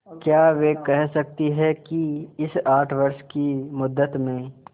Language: Hindi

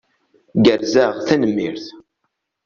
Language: Kabyle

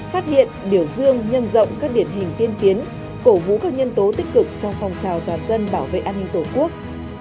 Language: Vietnamese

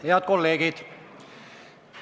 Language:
Estonian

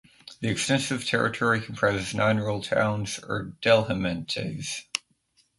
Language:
English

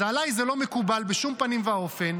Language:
Hebrew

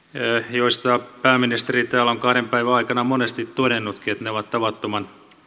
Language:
Finnish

